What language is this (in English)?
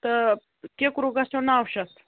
Kashmiri